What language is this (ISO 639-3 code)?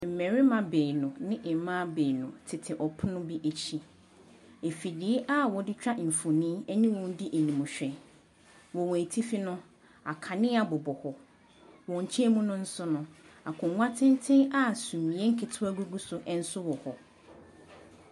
aka